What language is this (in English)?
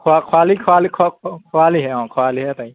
Assamese